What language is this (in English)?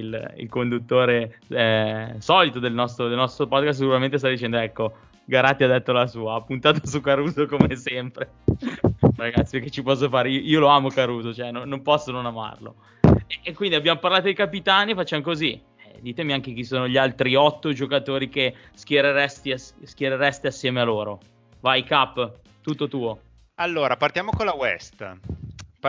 Italian